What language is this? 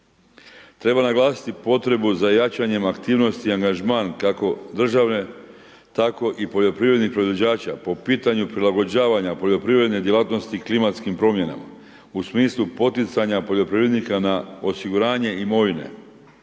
Croatian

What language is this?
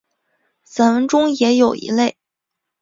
Chinese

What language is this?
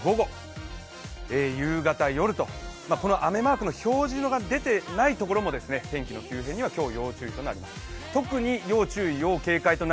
Japanese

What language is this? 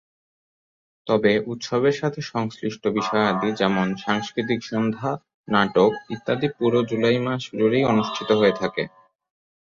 Bangla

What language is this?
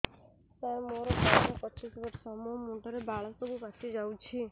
Odia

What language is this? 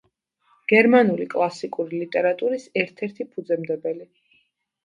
Georgian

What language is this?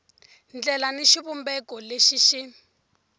Tsonga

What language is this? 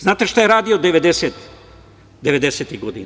Serbian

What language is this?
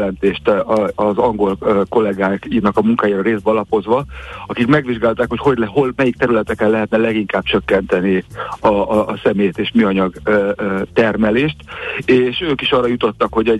Hungarian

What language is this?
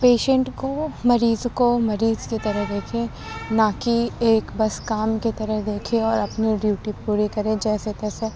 Urdu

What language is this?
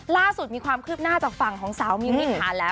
Thai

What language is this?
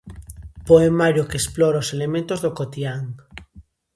Galician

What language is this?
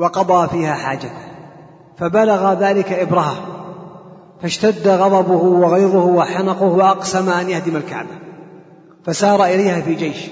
Arabic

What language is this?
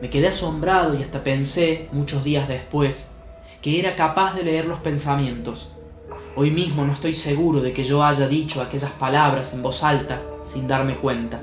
Spanish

